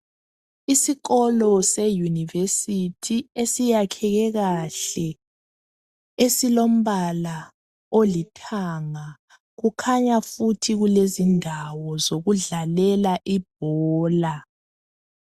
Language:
North Ndebele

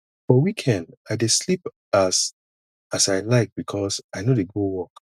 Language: Nigerian Pidgin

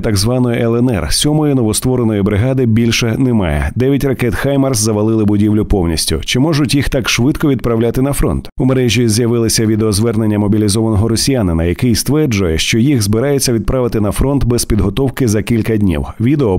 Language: Ukrainian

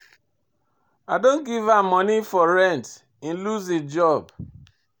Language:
Nigerian Pidgin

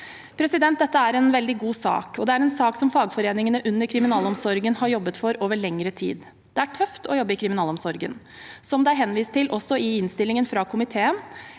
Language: Norwegian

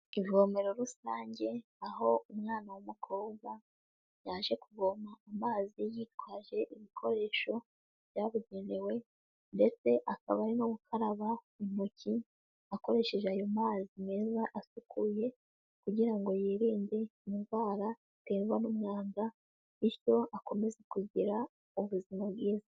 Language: Kinyarwanda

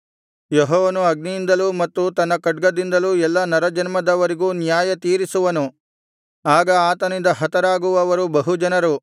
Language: Kannada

